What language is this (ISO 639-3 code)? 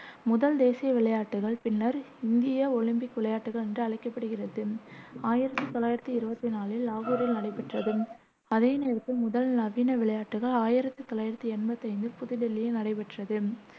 tam